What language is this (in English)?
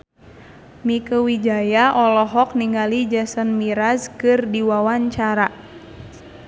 Sundanese